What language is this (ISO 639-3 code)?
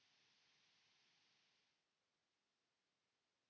fin